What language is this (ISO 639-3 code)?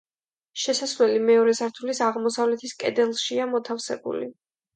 kat